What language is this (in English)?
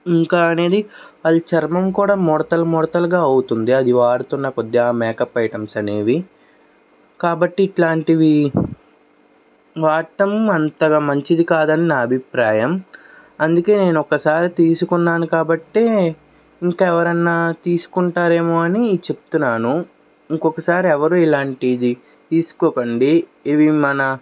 Telugu